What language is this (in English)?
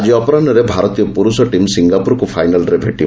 Odia